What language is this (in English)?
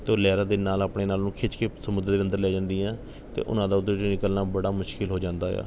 Punjabi